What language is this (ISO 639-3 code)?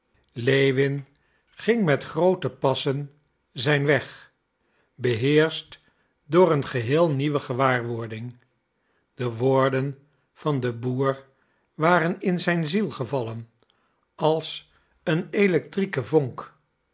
nld